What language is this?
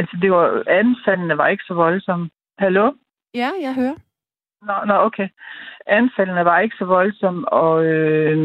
Danish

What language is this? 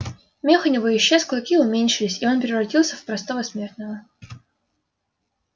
Russian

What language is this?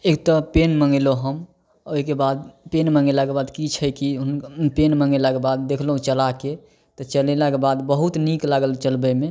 Maithili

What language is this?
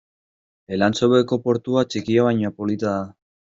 Basque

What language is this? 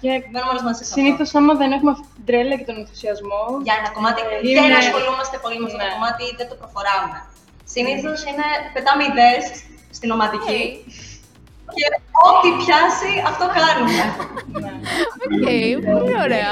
Greek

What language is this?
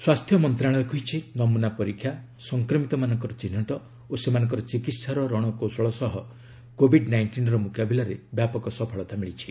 Odia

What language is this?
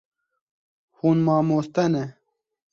Kurdish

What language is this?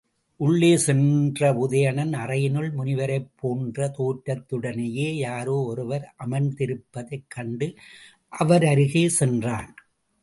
Tamil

